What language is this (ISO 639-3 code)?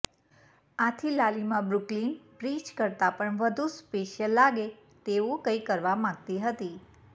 guj